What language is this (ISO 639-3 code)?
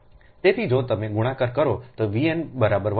guj